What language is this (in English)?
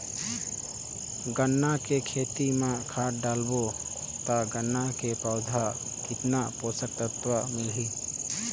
Chhattisgarhi